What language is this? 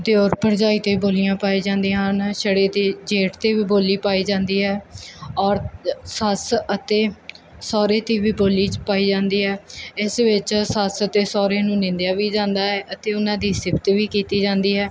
Punjabi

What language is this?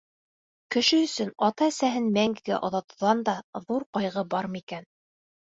Bashkir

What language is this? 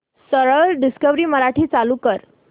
Marathi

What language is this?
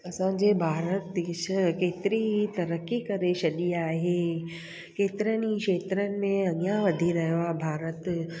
Sindhi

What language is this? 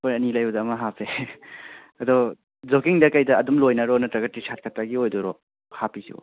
Manipuri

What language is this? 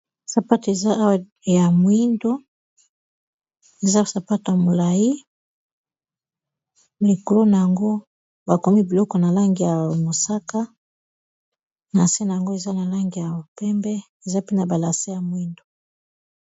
Lingala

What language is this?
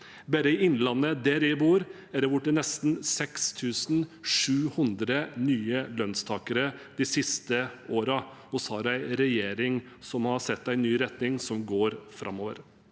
Norwegian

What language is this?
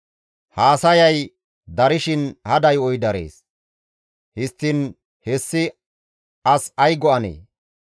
Gamo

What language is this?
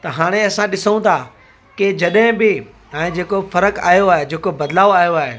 Sindhi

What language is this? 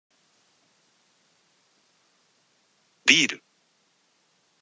Japanese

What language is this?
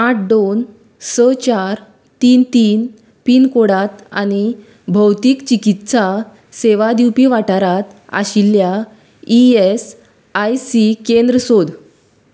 Konkani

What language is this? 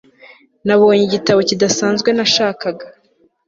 Kinyarwanda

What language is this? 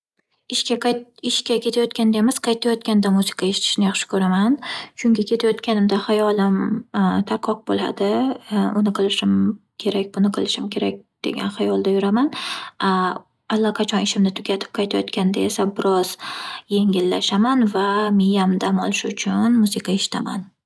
Uzbek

